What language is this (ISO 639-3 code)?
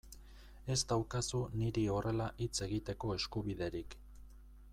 eus